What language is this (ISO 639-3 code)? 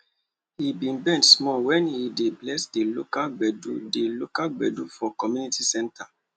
pcm